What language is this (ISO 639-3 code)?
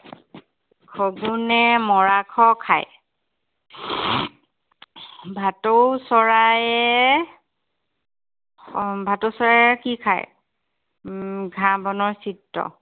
asm